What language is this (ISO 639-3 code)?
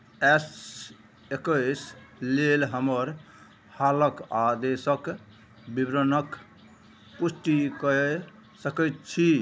mai